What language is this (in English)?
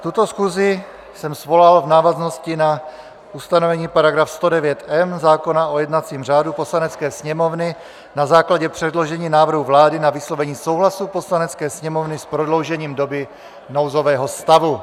Czech